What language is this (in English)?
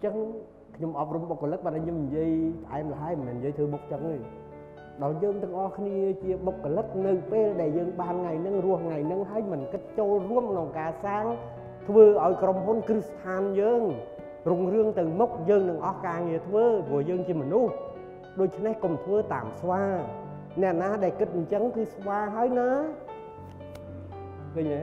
Vietnamese